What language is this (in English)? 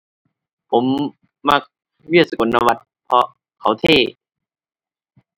Thai